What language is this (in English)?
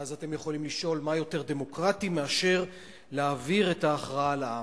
Hebrew